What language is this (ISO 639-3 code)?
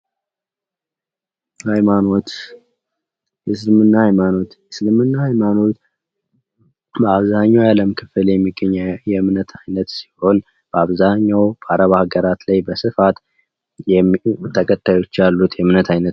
amh